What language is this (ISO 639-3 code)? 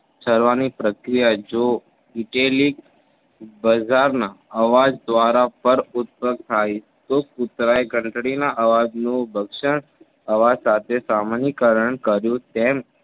guj